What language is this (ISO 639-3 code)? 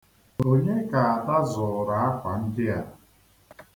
ibo